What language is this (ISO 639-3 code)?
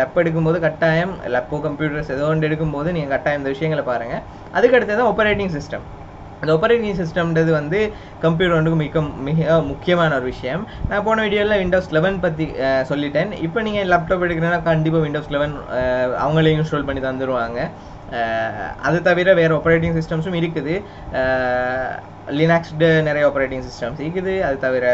tha